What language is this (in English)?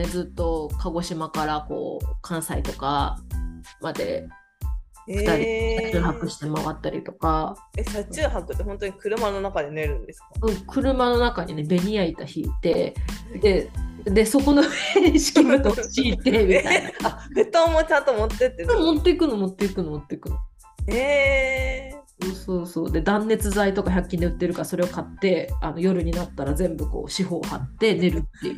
Japanese